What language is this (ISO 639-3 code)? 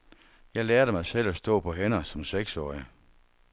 dan